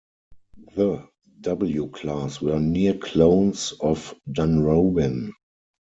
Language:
English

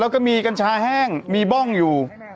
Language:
Thai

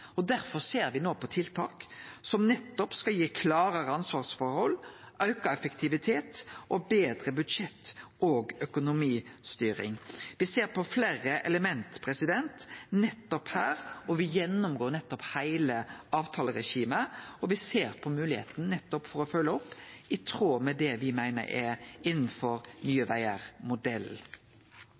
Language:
Norwegian Nynorsk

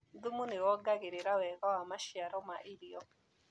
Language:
Kikuyu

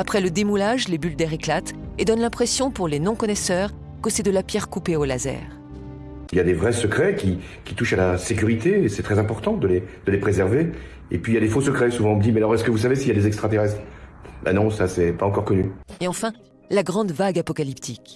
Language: French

